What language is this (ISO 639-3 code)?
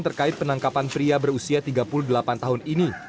ind